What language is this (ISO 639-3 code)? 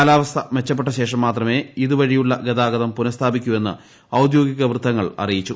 mal